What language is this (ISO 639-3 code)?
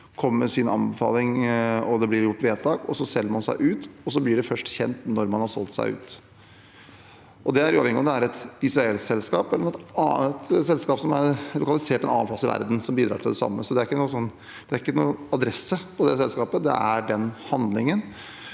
nor